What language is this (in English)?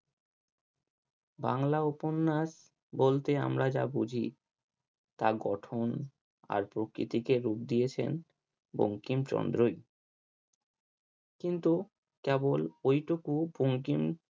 Bangla